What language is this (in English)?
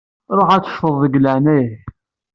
Kabyle